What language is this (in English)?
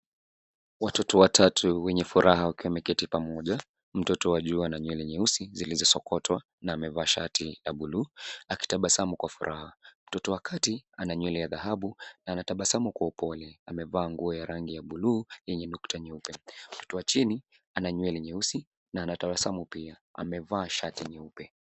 Swahili